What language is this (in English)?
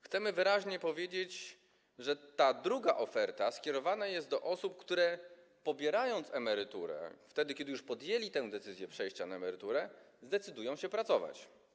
Polish